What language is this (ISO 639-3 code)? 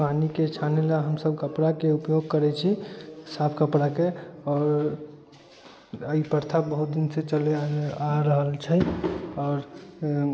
mai